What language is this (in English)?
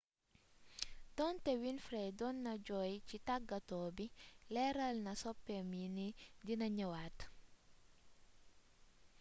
Wolof